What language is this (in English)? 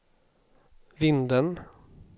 Swedish